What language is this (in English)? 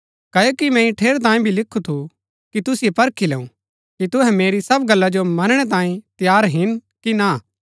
Gaddi